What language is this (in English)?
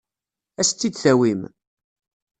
Kabyle